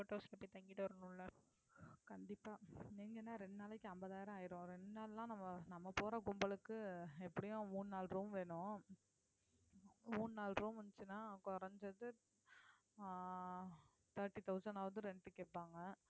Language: Tamil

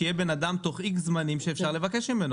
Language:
Hebrew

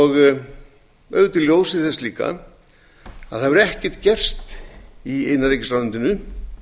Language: Icelandic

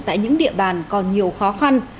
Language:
Vietnamese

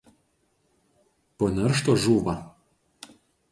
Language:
Lithuanian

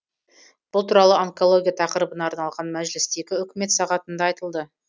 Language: Kazakh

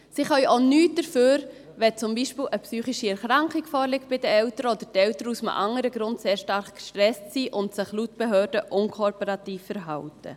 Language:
Swiss German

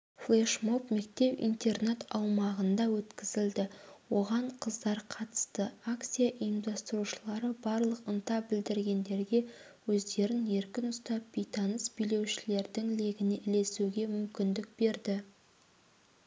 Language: Kazakh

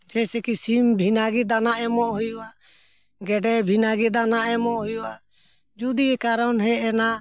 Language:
Santali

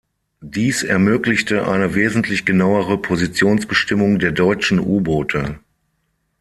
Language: German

